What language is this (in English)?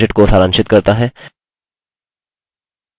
Hindi